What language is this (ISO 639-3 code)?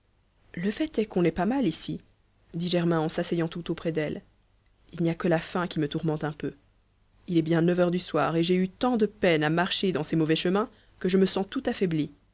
fra